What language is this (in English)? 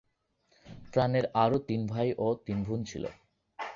Bangla